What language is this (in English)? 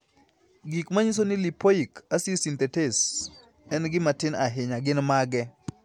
Luo (Kenya and Tanzania)